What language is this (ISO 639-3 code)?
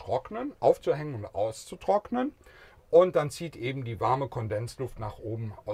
deu